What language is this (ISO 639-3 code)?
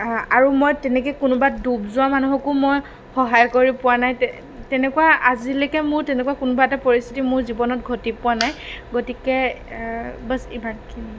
asm